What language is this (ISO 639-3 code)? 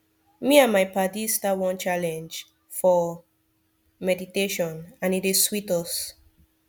pcm